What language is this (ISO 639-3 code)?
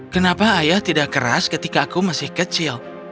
ind